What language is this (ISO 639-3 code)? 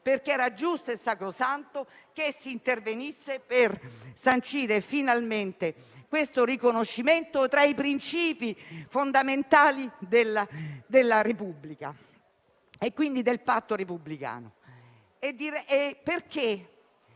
ita